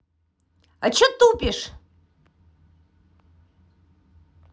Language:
Russian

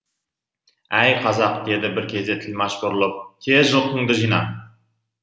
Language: Kazakh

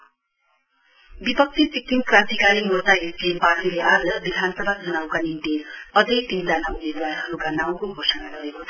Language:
Nepali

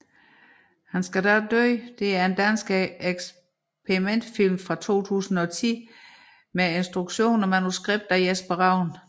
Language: Danish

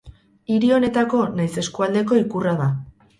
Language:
Basque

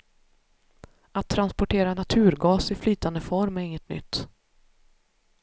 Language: Swedish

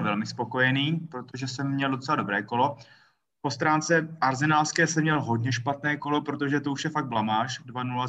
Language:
Czech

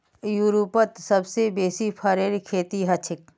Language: Magahi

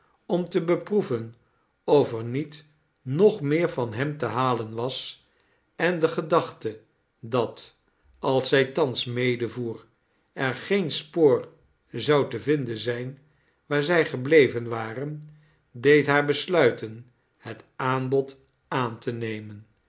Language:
Dutch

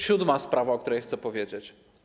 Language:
Polish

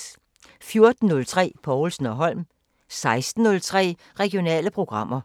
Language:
Danish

